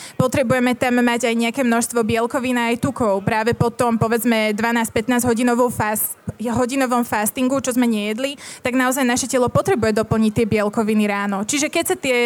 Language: Slovak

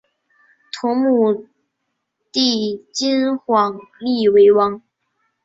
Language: Chinese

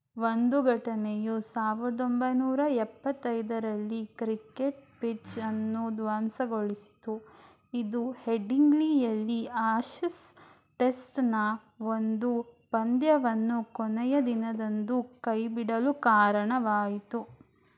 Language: Kannada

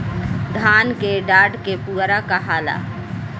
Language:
Bhojpuri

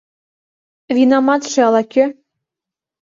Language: Mari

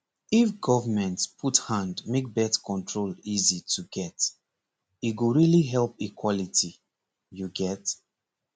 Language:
Nigerian Pidgin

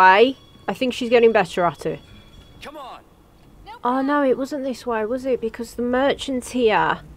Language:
English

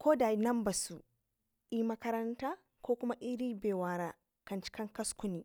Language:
Ngizim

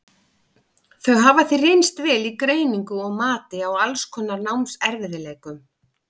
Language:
Icelandic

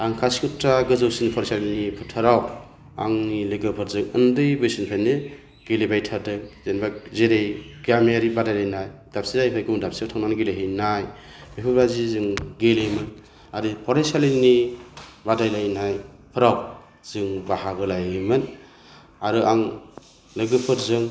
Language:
Bodo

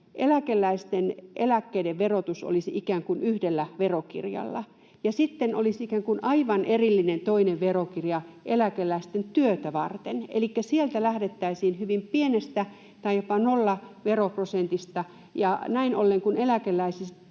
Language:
Finnish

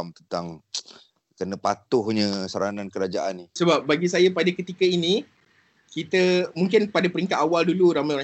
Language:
Malay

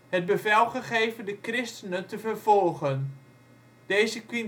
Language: Dutch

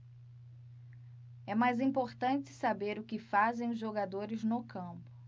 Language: Portuguese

